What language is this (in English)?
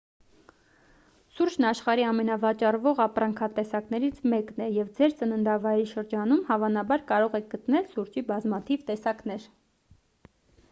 Armenian